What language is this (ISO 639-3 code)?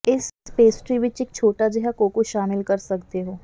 pan